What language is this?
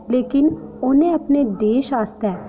Dogri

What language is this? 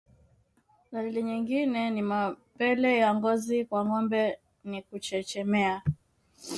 Swahili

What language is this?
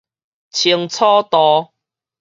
Min Nan Chinese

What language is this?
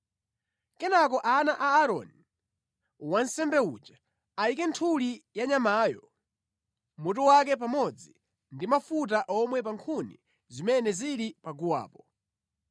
Nyanja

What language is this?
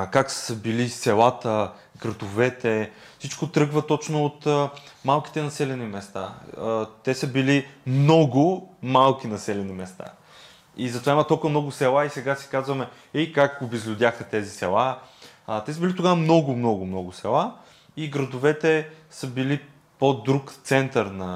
Bulgarian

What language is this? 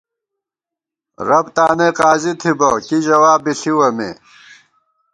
Gawar-Bati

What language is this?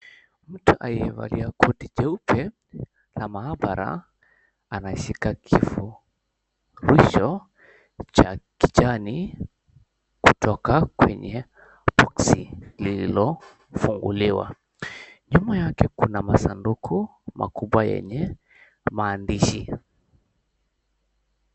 Swahili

